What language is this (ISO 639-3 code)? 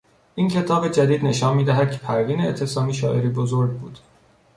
fas